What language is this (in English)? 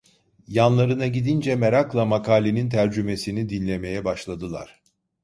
Turkish